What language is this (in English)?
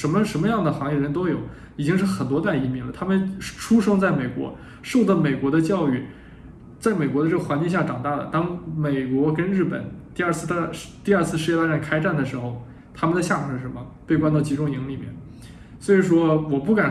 Chinese